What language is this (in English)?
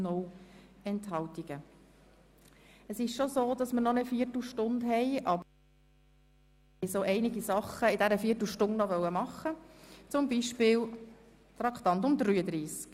Swiss German